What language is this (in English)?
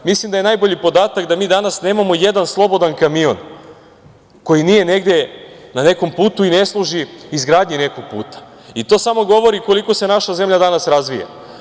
Serbian